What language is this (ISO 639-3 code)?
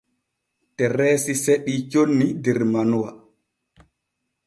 fue